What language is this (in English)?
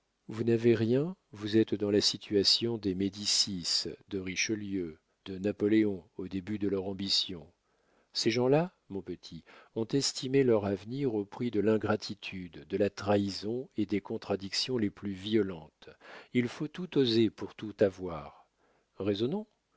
French